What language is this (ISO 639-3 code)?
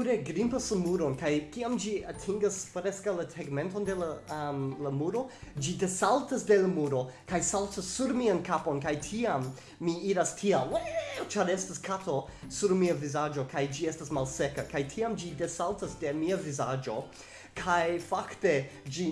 ita